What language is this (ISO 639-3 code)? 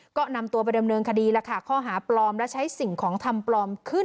tha